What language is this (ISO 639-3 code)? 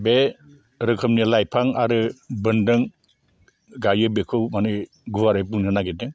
brx